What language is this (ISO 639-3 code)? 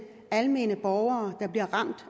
dan